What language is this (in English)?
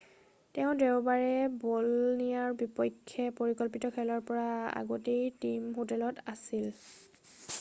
Assamese